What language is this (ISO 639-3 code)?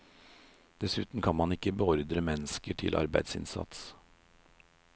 nor